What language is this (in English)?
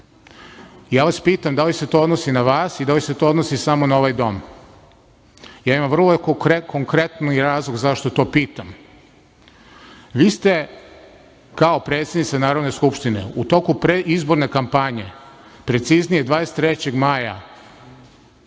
Serbian